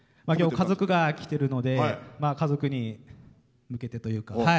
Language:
Japanese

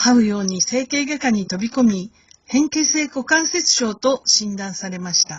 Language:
Japanese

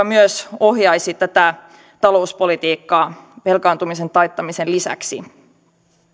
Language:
Finnish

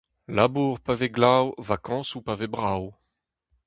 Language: Breton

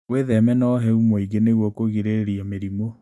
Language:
Kikuyu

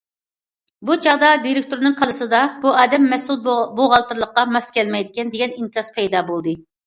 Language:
Uyghur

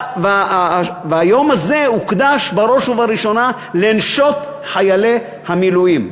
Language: Hebrew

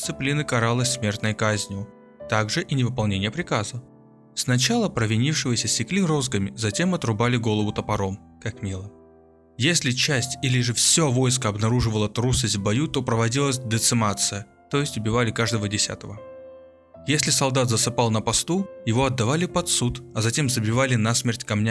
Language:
Russian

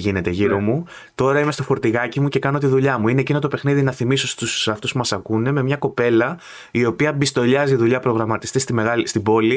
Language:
Greek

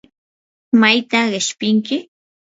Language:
Yanahuanca Pasco Quechua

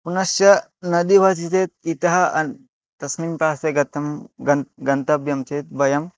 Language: Sanskrit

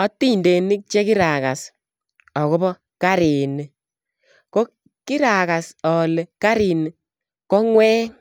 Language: Kalenjin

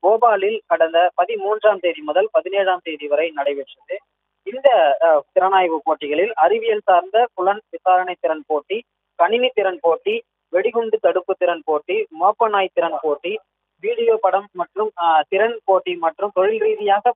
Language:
Romanian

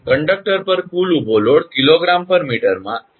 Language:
Gujarati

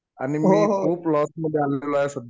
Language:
Marathi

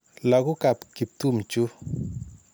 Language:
Kalenjin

